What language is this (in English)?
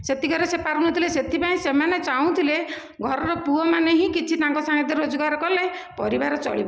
Odia